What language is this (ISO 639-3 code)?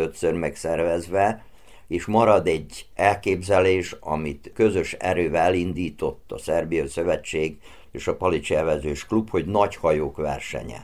hun